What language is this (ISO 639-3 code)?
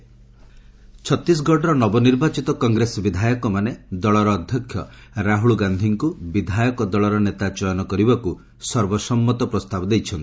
ori